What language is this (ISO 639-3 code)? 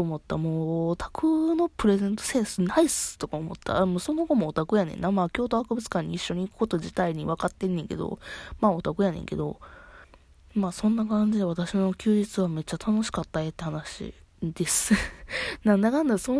jpn